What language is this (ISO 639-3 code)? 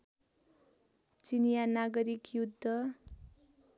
nep